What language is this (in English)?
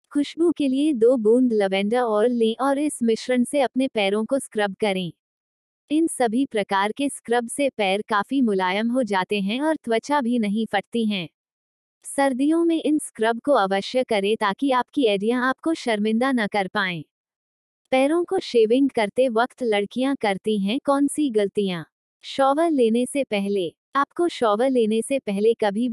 Hindi